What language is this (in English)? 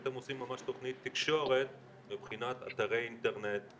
Hebrew